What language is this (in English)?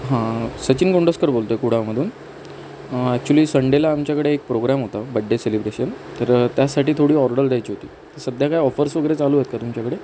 Marathi